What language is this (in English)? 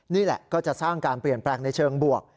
Thai